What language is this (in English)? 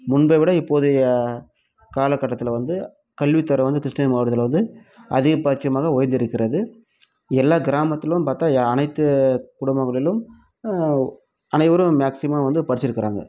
Tamil